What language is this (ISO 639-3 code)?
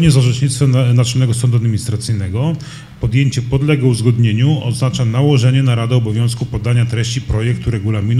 pol